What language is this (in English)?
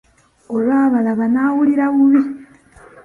Ganda